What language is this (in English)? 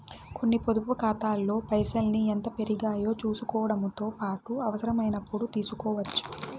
Telugu